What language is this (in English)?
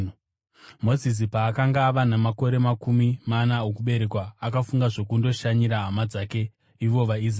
Shona